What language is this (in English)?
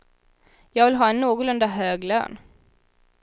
Swedish